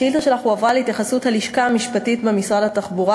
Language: Hebrew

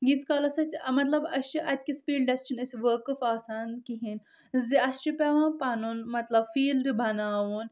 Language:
Kashmiri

